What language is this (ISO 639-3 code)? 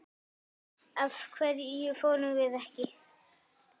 isl